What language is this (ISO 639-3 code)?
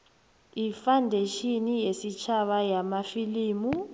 nbl